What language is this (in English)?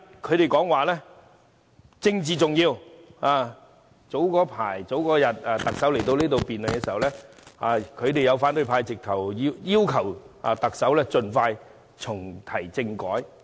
Cantonese